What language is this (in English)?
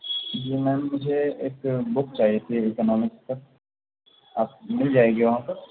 Urdu